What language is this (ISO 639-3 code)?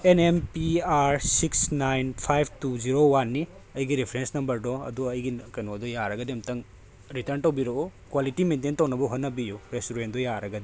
mni